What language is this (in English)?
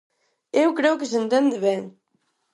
Galician